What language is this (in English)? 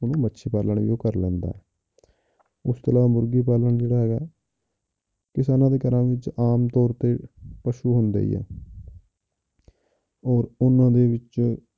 Punjabi